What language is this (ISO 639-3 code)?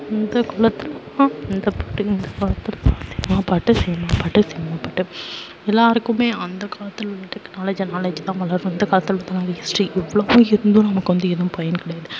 tam